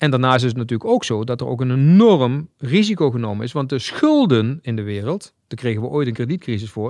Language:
Dutch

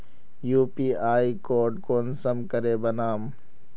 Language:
Magahi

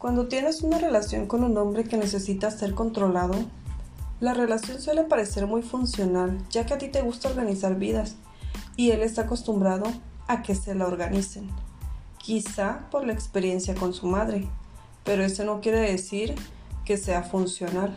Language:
Spanish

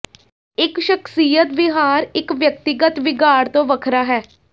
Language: Punjabi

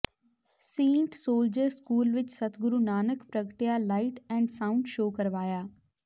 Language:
Punjabi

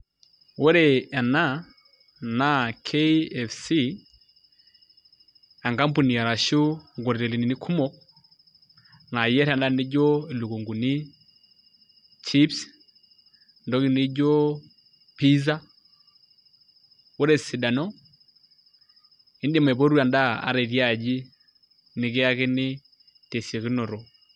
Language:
Masai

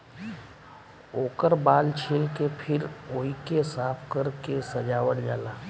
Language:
Bhojpuri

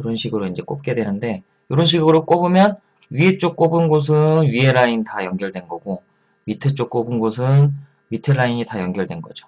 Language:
Korean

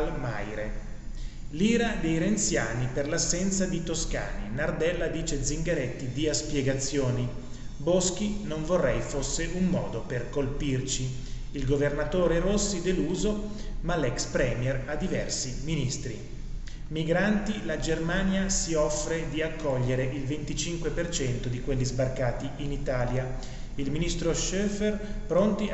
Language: Italian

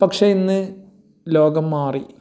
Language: Malayalam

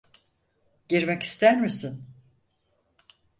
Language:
Turkish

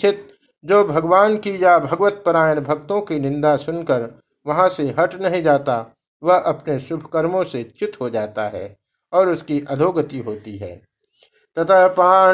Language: Hindi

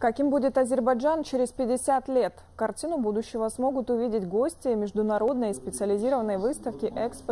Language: Russian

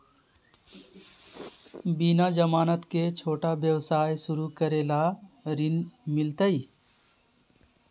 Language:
Magahi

